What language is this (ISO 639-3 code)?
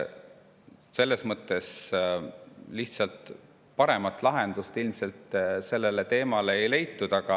est